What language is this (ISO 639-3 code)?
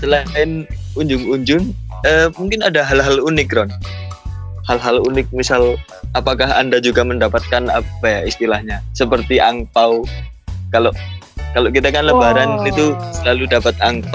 ind